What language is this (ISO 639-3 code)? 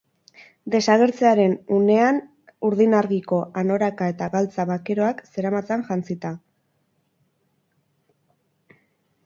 eus